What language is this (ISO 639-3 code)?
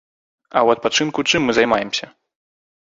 bel